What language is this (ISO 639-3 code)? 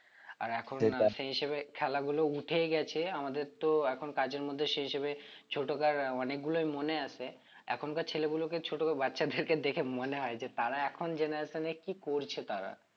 ben